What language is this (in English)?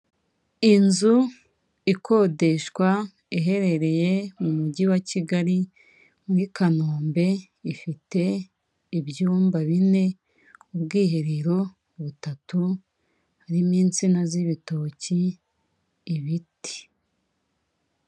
Kinyarwanda